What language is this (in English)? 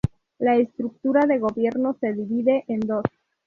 Spanish